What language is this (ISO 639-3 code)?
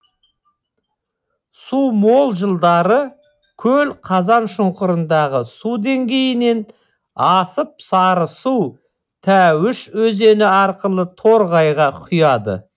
kaz